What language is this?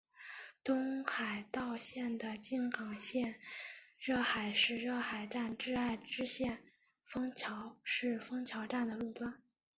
Chinese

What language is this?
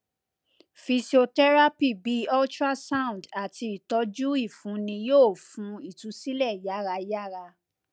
Yoruba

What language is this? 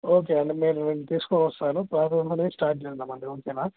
Telugu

